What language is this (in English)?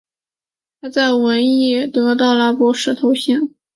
Chinese